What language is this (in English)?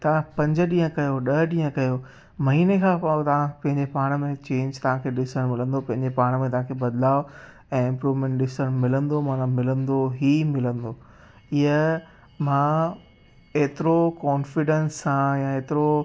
Sindhi